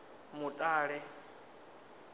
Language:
Venda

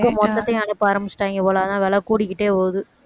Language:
Tamil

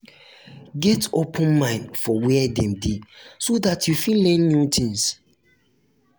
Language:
Nigerian Pidgin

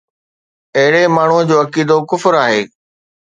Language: Sindhi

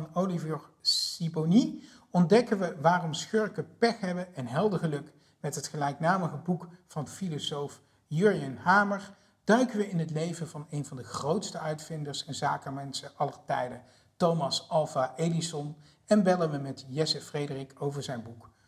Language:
Dutch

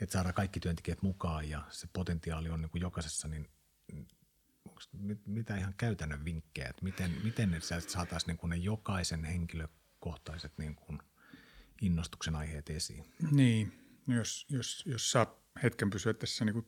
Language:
Finnish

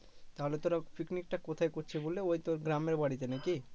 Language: Bangla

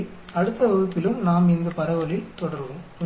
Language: Tamil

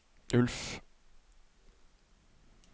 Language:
Norwegian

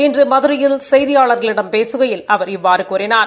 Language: Tamil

